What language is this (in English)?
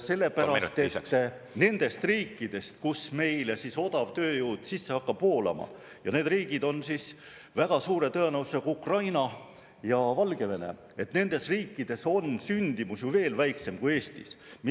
Estonian